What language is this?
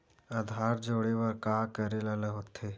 Chhattisgarhi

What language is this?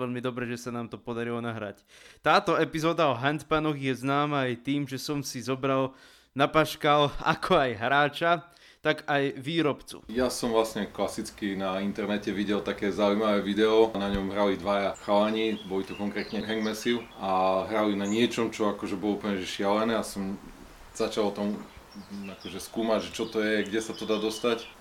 Slovak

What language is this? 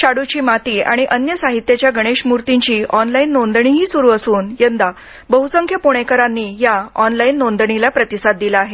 Marathi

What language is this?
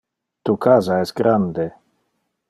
Interlingua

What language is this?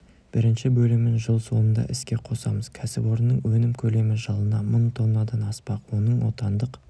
Kazakh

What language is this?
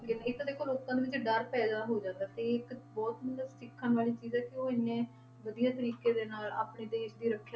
Punjabi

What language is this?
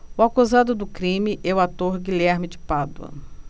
Portuguese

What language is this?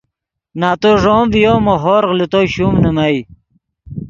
Yidgha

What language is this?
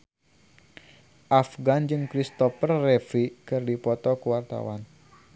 Sundanese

